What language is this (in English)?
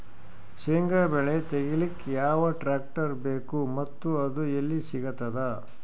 Kannada